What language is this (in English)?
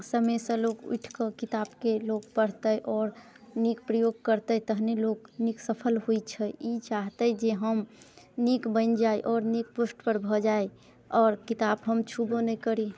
Maithili